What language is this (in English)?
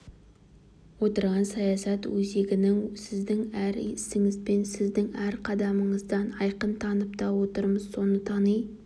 Kazakh